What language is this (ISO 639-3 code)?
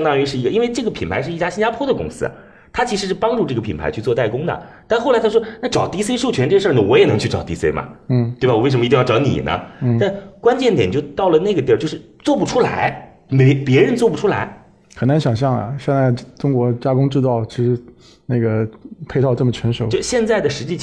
zho